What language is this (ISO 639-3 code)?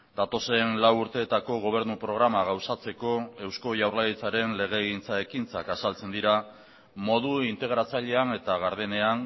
eus